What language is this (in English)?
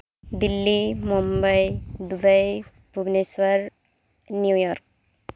Santali